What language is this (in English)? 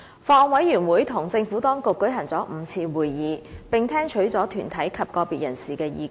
Cantonese